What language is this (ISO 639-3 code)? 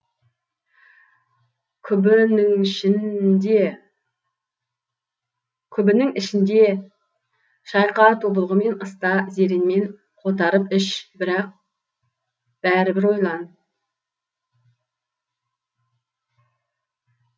kaz